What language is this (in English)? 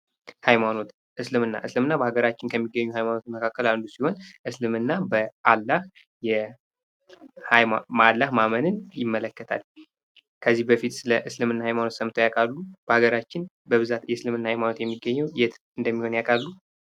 Amharic